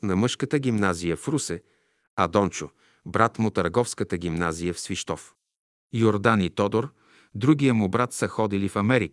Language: Bulgarian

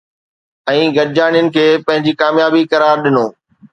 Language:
Sindhi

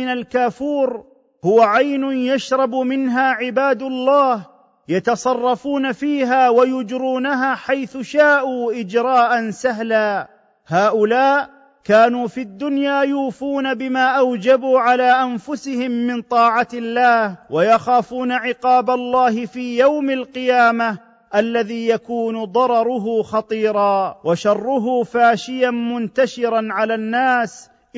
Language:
Arabic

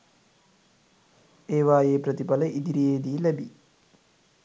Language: Sinhala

